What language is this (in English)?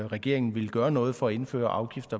Danish